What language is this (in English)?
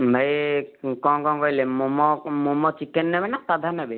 Odia